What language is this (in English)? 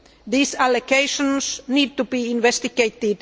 English